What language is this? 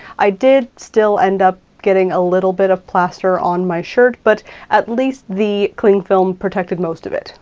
English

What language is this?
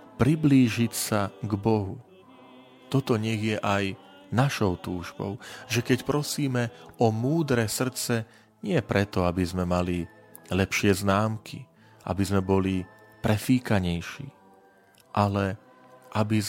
Slovak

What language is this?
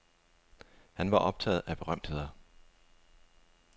Danish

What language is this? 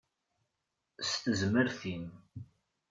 Kabyle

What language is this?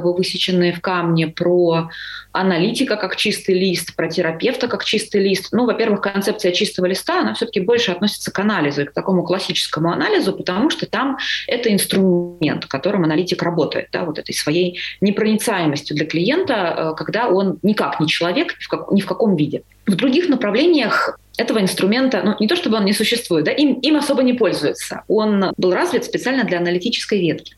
Russian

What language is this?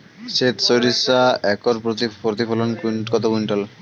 Bangla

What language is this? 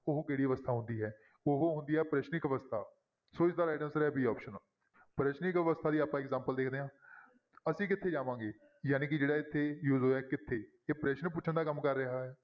Punjabi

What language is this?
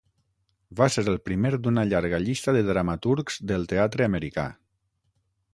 Catalan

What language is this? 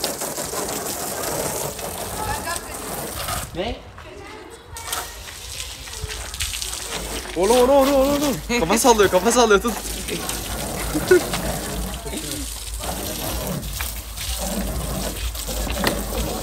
Turkish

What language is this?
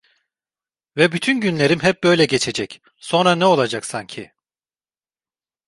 Turkish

